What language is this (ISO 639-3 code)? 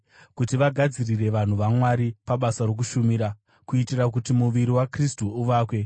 sna